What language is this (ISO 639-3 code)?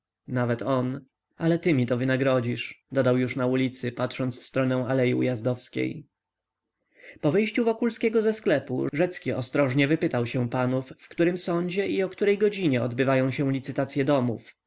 pol